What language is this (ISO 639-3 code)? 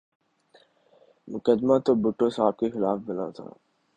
urd